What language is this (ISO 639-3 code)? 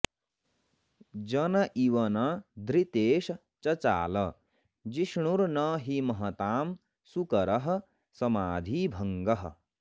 san